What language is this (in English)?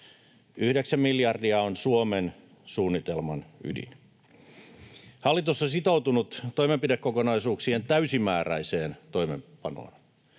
Finnish